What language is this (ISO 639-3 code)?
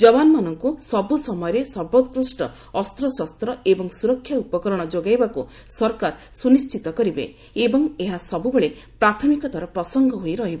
ori